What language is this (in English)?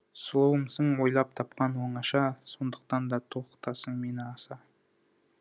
Kazakh